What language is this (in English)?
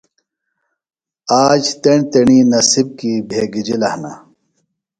Phalura